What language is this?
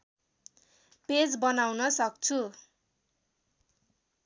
Nepali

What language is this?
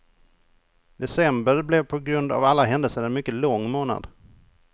Swedish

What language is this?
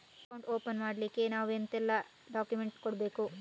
Kannada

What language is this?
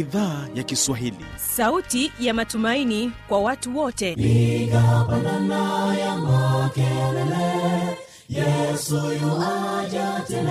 Swahili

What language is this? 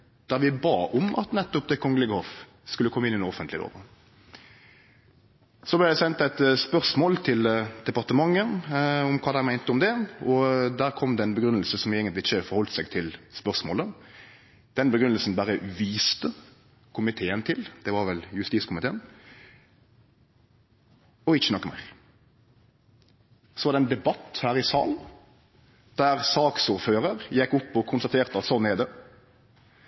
Norwegian Nynorsk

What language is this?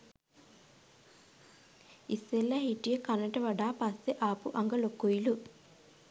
Sinhala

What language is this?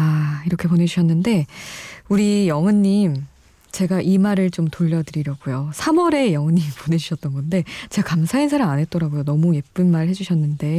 Korean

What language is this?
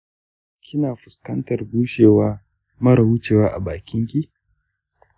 Hausa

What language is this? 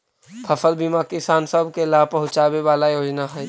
Magahi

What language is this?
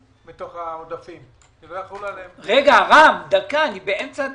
Hebrew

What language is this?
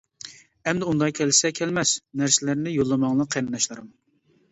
Uyghur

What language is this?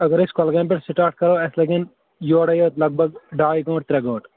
Kashmiri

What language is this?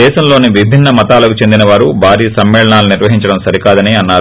Telugu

